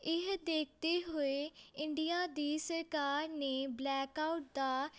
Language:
Punjabi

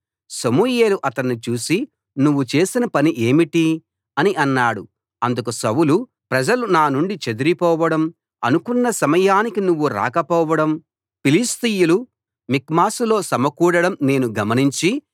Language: Telugu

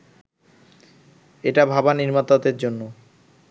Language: Bangla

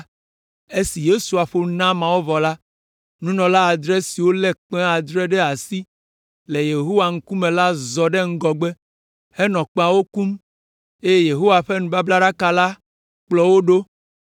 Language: Ewe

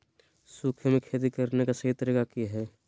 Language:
Magahi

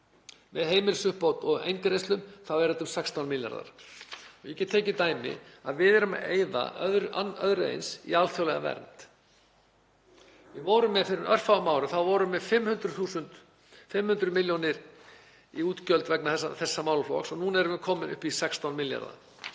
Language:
Icelandic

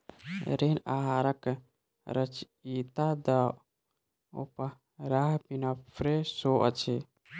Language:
Maithili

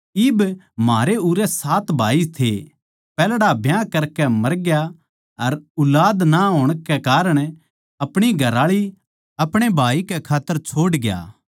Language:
Haryanvi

